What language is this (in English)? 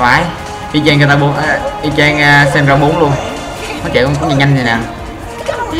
Vietnamese